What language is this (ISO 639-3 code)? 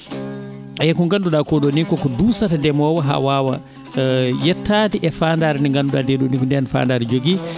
ful